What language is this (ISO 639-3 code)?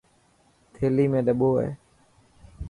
mki